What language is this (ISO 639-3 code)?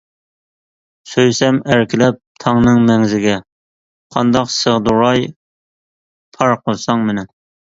uig